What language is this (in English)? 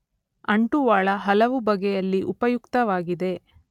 Kannada